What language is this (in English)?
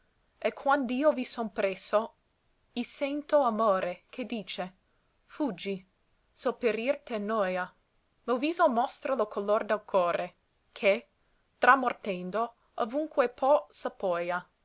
Italian